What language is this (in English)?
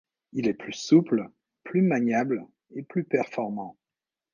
French